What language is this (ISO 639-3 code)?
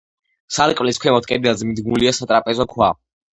kat